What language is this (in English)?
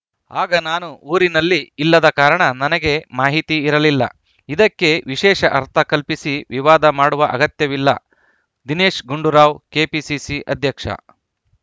Kannada